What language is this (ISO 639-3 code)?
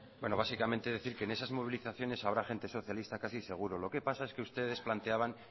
spa